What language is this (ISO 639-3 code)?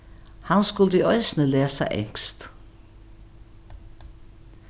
fao